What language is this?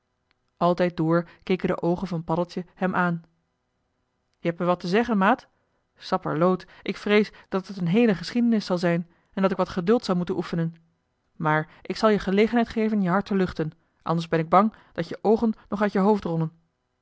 Dutch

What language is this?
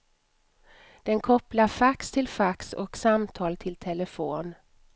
Swedish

